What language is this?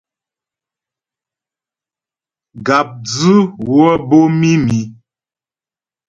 Ghomala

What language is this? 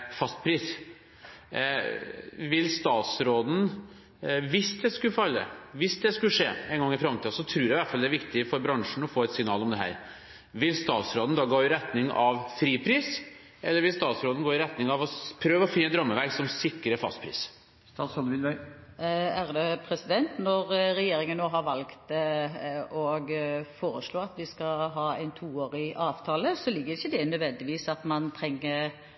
Norwegian Bokmål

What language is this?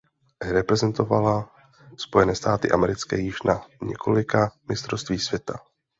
Czech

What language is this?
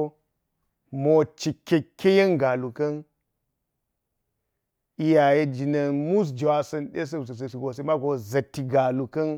Geji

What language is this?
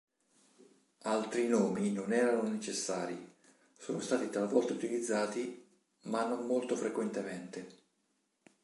Italian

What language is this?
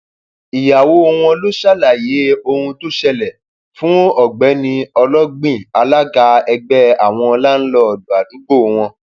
Yoruba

